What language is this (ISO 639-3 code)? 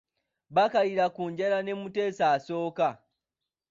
lug